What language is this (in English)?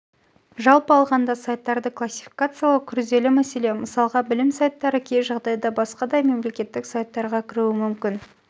Kazakh